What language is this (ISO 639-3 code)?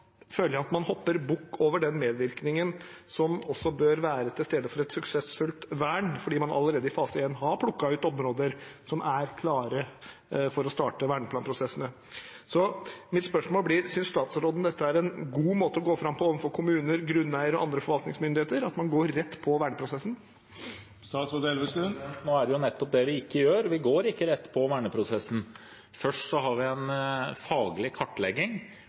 nob